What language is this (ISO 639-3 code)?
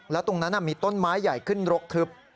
tha